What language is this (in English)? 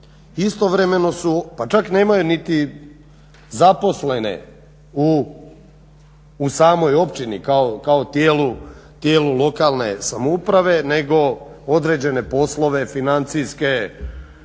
Croatian